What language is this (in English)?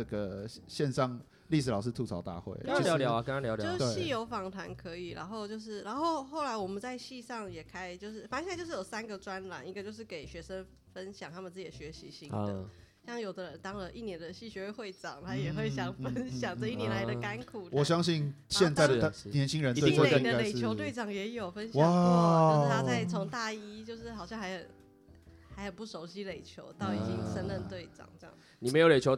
Chinese